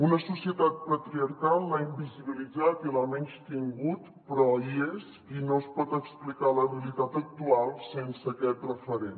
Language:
Catalan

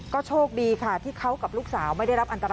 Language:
Thai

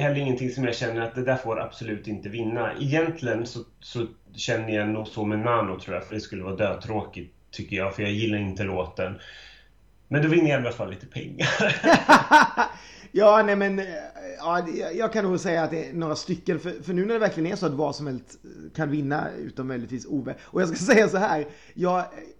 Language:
Swedish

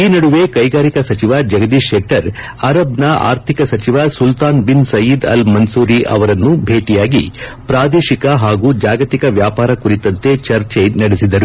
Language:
Kannada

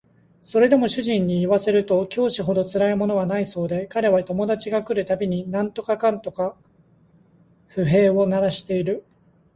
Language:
Japanese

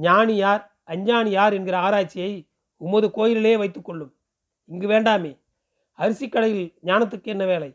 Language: Tamil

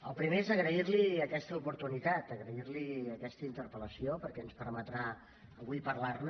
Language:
Catalan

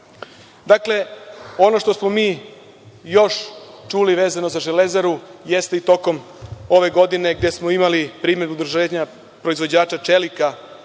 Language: Serbian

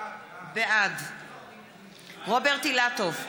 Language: Hebrew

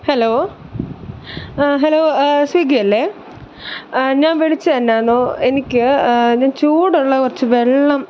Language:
Malayalam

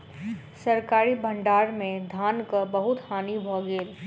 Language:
Maithili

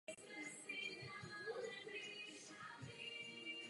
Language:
Czech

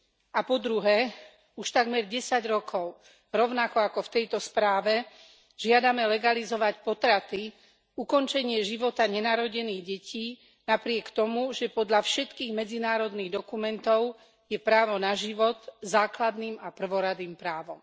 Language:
Slovak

